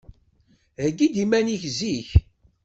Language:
Kabyle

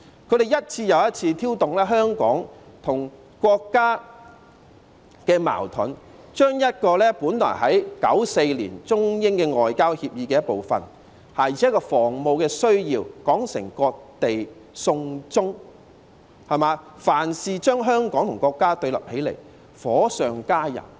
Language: Cantonese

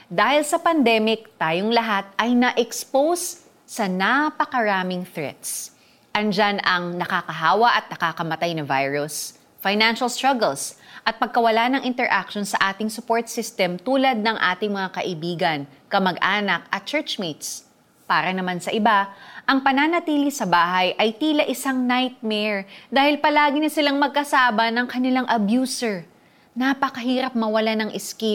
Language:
Filipino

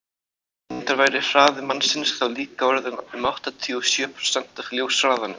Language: Icelandic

